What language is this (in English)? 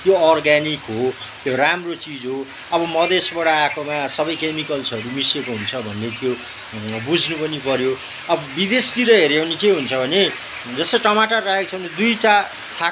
Nepali